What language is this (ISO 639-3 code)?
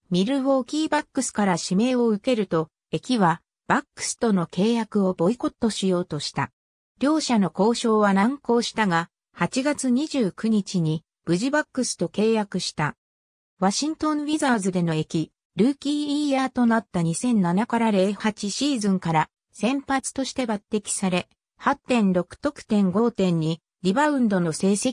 jpn